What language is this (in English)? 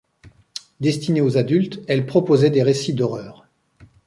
French